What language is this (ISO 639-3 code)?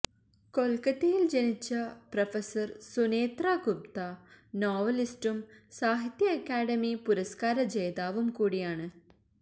mal